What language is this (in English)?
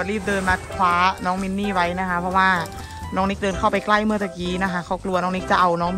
Thai